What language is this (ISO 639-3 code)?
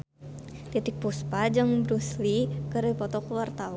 sun